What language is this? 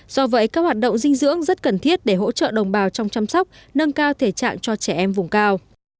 Vietnamese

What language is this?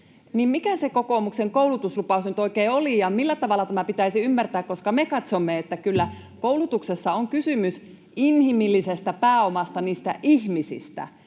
Finnish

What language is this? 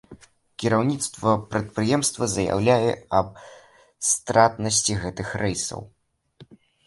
Belarusian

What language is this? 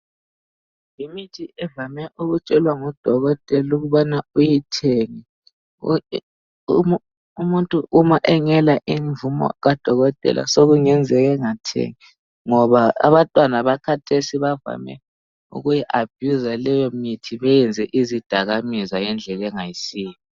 North Ndebele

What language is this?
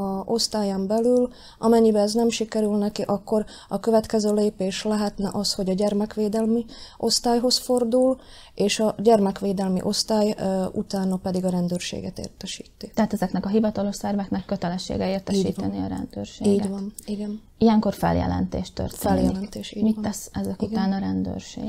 Hungarian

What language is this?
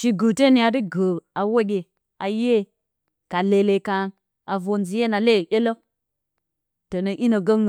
Bacama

